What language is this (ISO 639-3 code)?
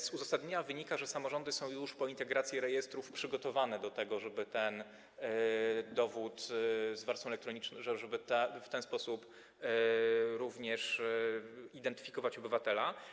pol